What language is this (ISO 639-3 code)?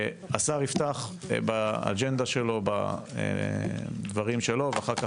heb